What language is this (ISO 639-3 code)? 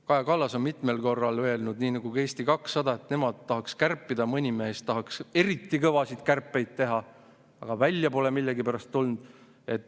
est